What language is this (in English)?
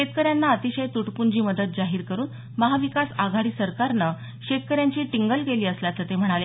Marathi